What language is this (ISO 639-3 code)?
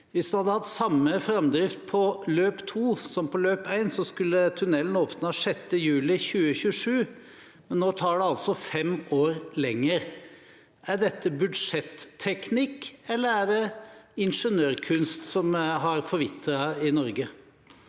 nor